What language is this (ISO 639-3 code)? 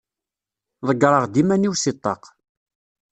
kab